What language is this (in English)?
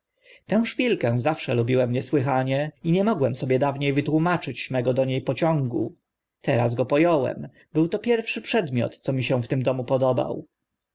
Polish